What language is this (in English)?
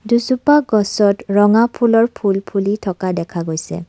Assamese